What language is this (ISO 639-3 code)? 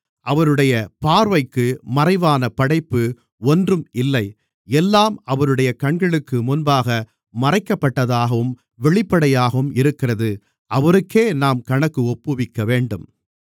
tam